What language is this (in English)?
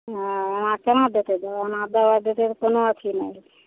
Maithili